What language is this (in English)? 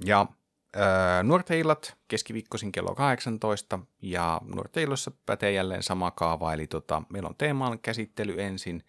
Finnish